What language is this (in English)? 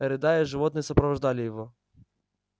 Russian